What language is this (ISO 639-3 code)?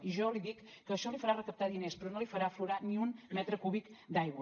cat